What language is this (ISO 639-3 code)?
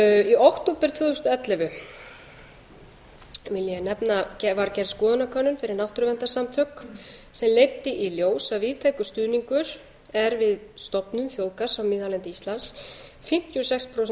isl